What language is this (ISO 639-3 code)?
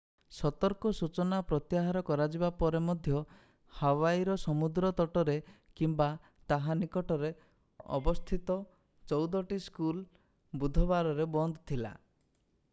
ori